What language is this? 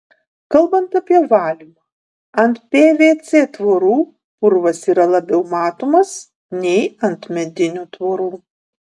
Lithuanian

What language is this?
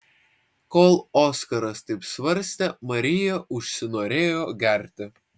Lithuanian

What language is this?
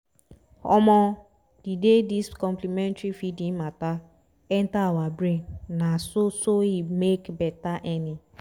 Nigerian Pidgin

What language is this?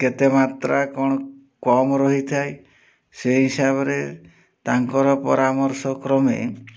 Odia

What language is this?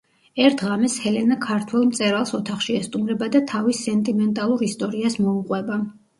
Georgian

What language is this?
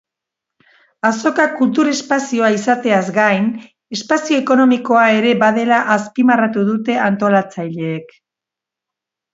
Basque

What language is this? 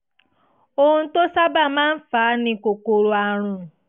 Yoruba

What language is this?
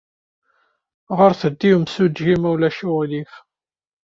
Kabyle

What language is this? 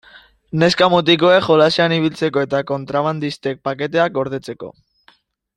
Basque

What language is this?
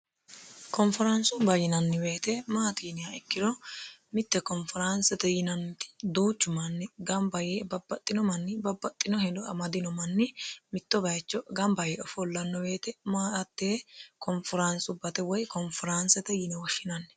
Sidamo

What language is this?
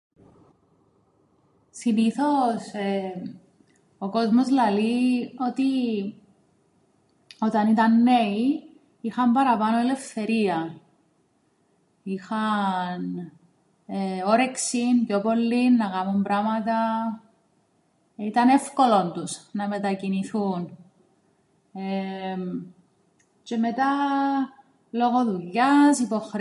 Greek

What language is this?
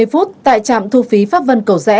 Vietnamese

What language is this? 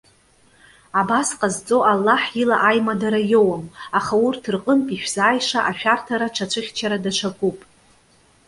Abkhazian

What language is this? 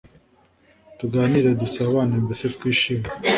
Kinyarwanda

